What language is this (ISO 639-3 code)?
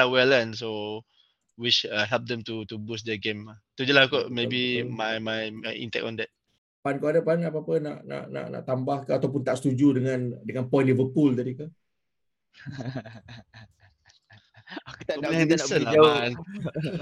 msa